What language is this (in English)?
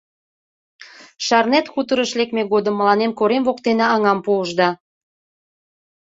Mari